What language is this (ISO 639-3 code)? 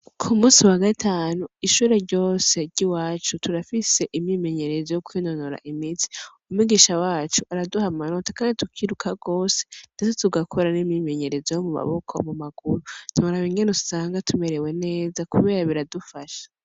run